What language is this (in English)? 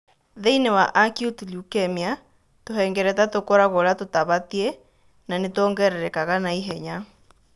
Kikuyu